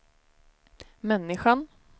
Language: Swedish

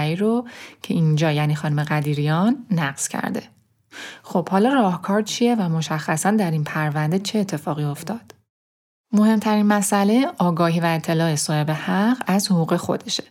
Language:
Persian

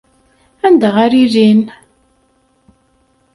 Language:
Kabyle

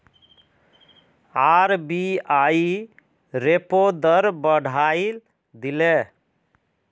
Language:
Magahi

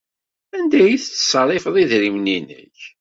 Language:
Kabyle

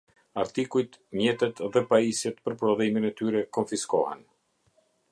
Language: Albanian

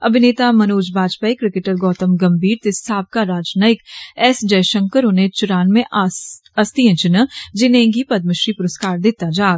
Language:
Dogri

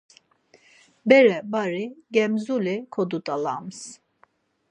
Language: Laz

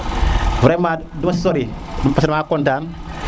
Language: Serer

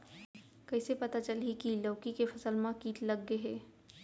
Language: Chhattisgarhi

